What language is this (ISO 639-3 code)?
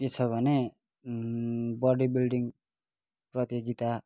nep